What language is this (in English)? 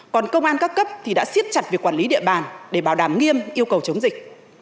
Vietnamese